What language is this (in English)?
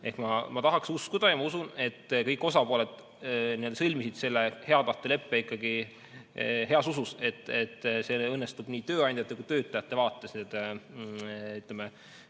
Estonian